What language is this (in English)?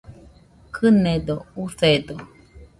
Nüpode Huitoto